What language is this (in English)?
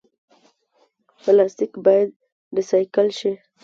Pashto